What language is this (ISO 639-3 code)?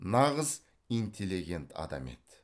kaz